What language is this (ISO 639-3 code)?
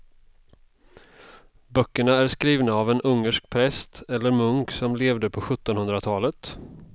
swe